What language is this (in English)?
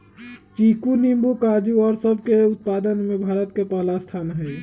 Magahi